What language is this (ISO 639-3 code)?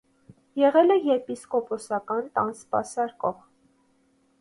hye